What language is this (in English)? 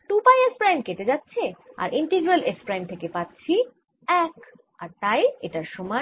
Bangla